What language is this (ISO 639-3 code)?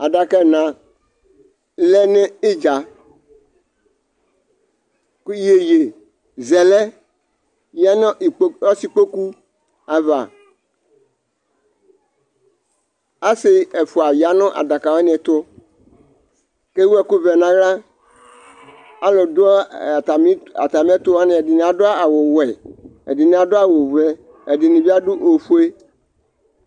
kpo